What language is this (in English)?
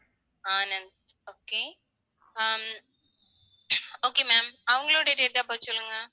Tamil